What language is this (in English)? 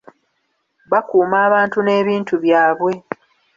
Ganda